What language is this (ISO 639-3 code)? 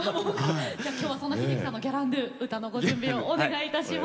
jpn